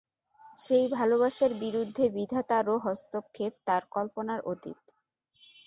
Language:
Bangla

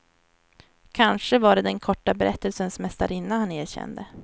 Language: Swedish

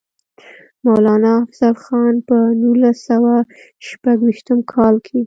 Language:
Pashto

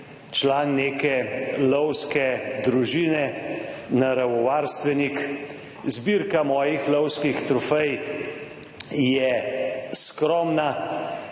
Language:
Slovenian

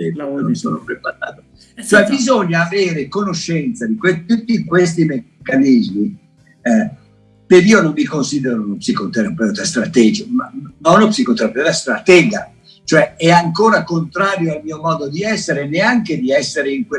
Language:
Italian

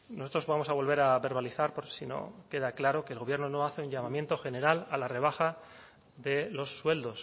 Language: Spanish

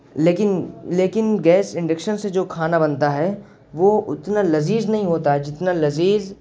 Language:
Urdu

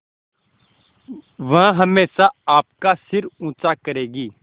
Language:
Hindi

